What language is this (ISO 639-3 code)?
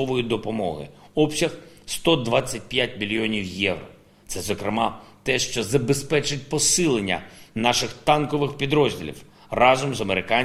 ukr